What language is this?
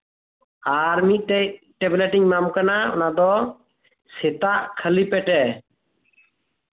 Santali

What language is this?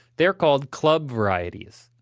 English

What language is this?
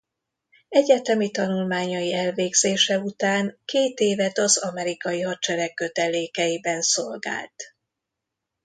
Hungarian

